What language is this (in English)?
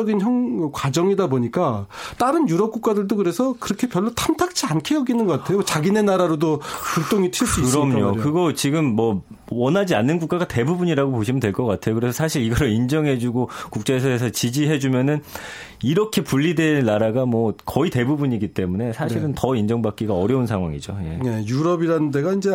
Korean